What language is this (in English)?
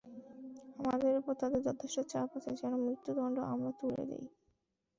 Bangla